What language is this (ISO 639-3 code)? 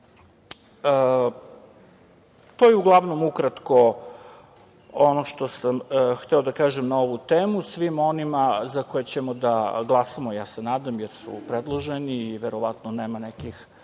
srp